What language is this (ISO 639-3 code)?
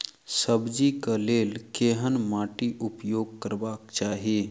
mai